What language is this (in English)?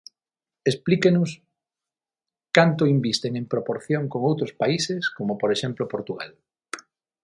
Galician